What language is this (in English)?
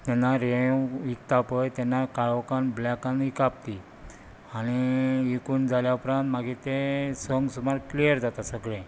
Konkani